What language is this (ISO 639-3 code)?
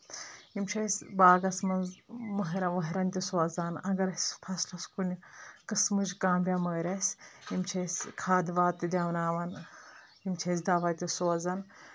kas